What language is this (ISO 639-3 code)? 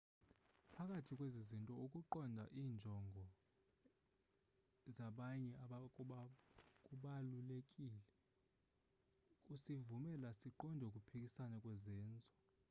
xho